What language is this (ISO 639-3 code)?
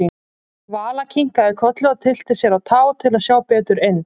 isl